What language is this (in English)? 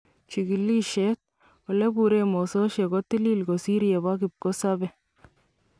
Kalenjin